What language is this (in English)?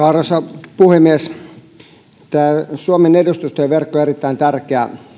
Finnish